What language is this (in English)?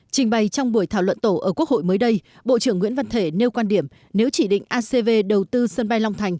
Vietnamese